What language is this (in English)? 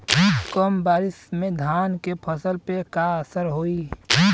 Bhojpuri